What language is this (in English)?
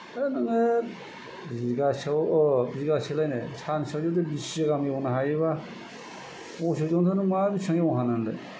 Bodo